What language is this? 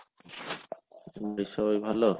Bangla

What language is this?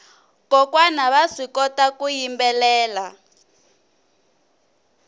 Tsonga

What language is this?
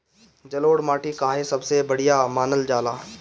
Bhojpuri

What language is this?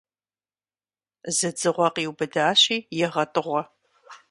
Kabardian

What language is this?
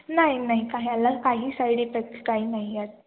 Marathi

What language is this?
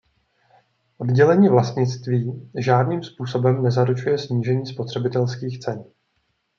Czech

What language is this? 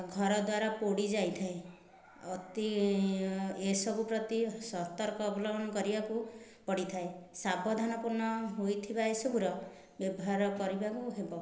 Odia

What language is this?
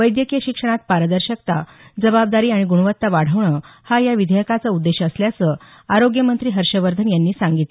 Marathi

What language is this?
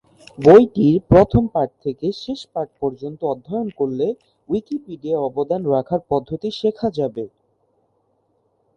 Bangla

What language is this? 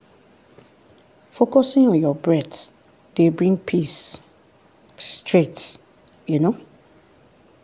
Nigerian Pidgin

